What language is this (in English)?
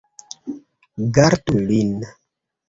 Esperanto